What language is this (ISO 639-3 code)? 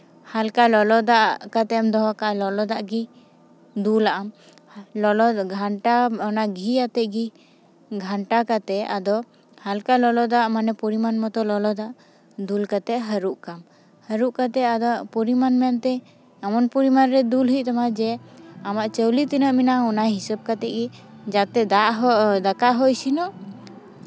sat